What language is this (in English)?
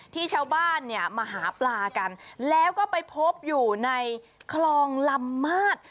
Thai